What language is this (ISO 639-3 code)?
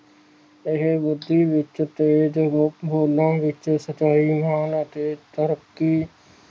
pan